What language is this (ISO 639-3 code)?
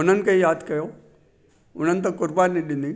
snd